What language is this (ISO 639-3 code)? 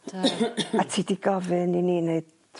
cym